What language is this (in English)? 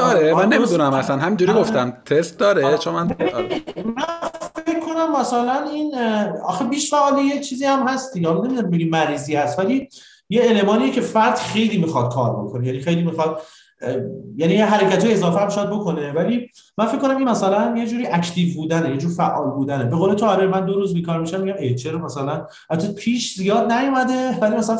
Persian